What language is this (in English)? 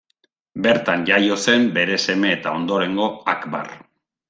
Basque